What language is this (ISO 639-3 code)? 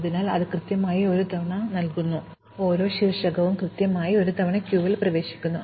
mal